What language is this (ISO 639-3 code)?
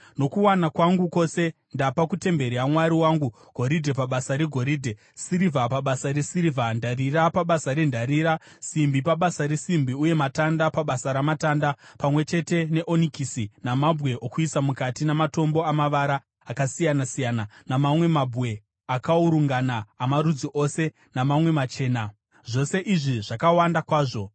sna